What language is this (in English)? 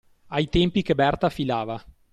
Italian